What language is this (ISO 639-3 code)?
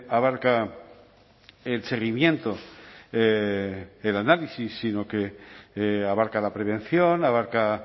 spa